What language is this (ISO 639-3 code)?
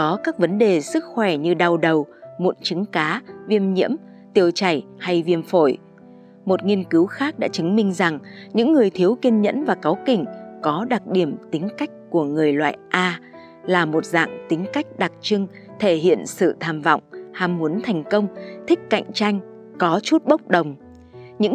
vie